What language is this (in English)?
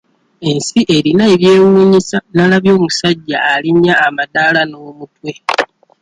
Ganda